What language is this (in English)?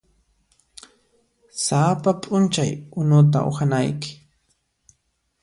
Puno Quechua